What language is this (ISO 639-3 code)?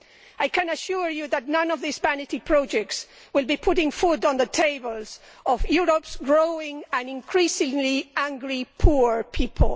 eng